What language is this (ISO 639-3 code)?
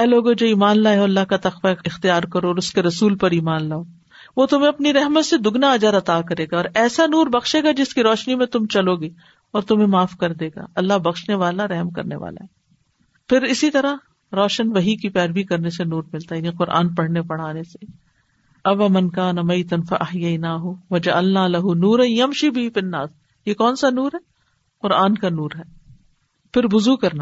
urd